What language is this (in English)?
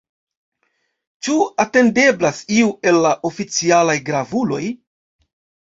Esperanto